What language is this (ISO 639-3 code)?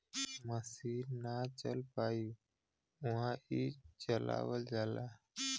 bho